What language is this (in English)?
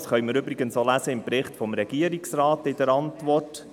Swiss German